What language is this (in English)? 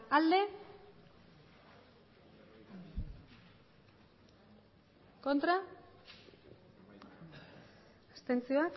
Basque